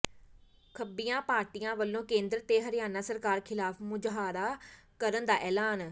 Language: Punjabi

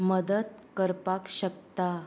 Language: Konkani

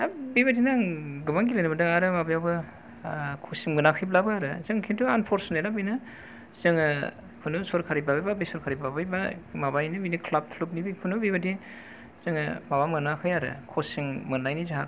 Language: Bodo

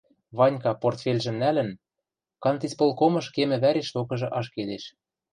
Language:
Western Mari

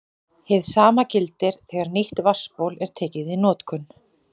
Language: Icelandic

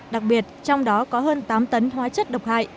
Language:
Vietnamese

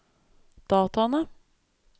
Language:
Norwegian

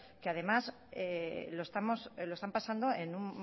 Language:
Spanish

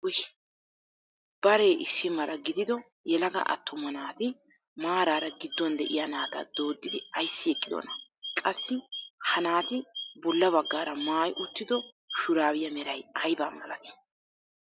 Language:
Wolaytta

